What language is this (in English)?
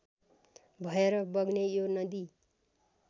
Nepali